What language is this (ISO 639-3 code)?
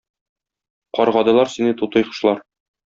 tat